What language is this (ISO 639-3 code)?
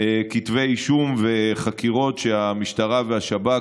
heb